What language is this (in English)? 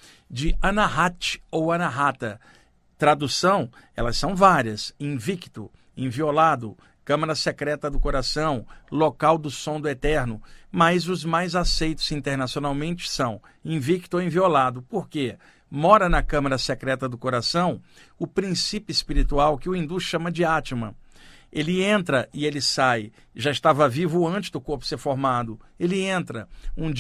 Portuguese